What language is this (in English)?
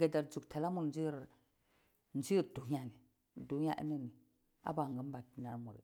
Cibak